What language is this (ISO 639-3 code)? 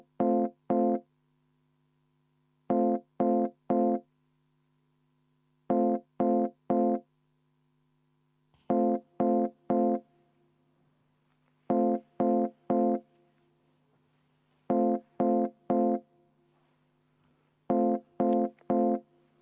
est